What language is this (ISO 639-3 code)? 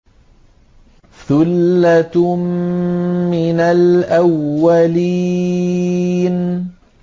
ara